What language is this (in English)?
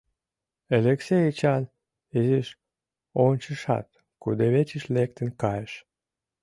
Mari